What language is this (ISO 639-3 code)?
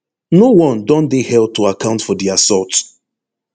pcm